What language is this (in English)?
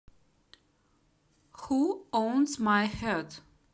Russian